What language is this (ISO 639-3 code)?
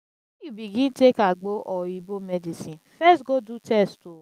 pcm